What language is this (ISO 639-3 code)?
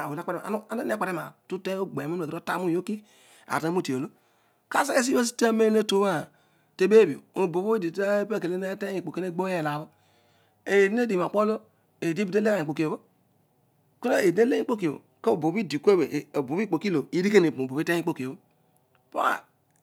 odu